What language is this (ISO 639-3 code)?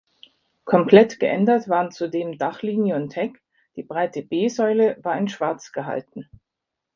deu